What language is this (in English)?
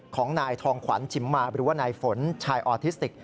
Thai